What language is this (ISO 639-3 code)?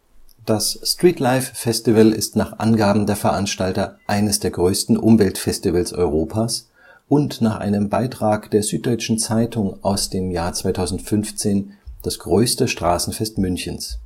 deu